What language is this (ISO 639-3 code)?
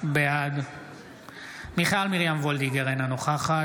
heb